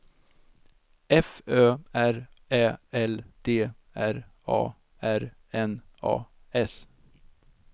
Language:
Swedish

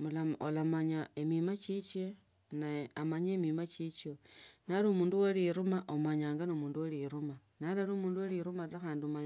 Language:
Tsotso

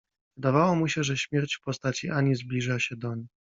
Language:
Polish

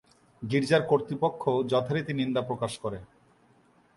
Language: Bangla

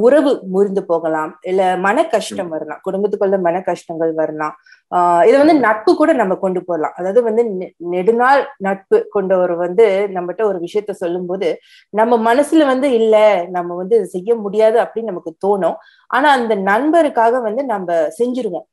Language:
Tamil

